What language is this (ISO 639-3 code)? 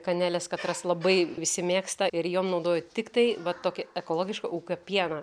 lit